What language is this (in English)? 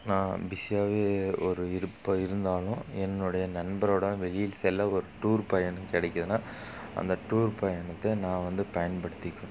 Tamil